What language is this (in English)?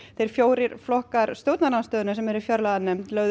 Icelandic